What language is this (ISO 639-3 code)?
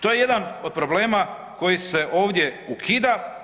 hrv